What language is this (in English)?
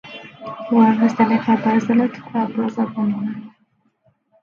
Arabic